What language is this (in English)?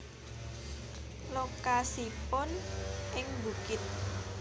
Javanese